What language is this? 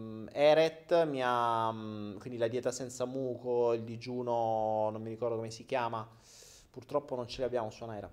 Italian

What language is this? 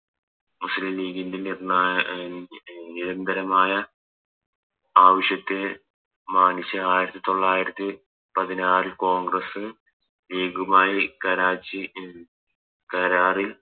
Malayalam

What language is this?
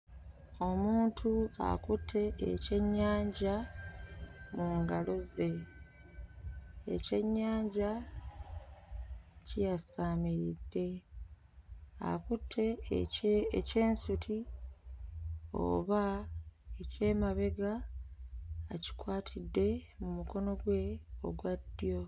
Ganda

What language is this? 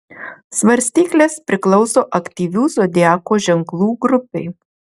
Lithuanian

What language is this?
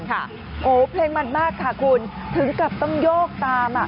Thai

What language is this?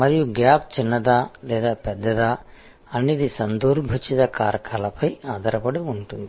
Telugu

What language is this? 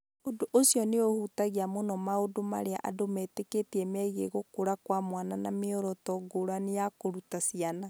Kikuyu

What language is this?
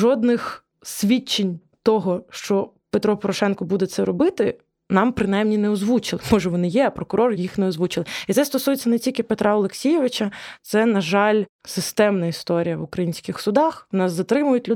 Ukrainian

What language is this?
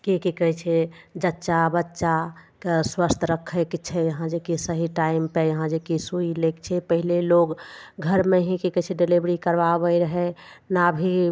Maithili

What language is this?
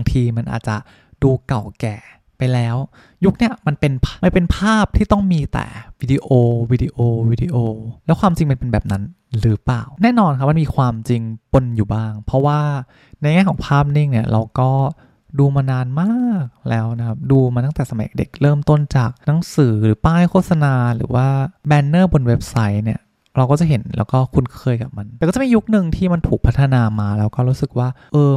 Thai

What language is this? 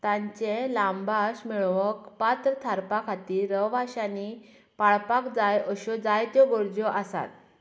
Konkani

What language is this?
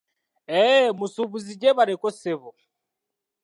Ganda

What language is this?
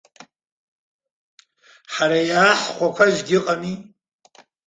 Abkhazian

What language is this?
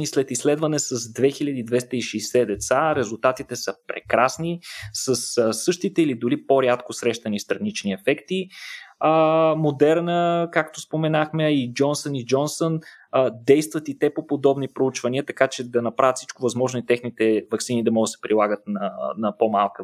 Bulgarian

